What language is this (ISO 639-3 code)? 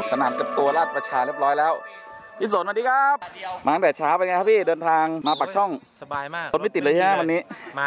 tha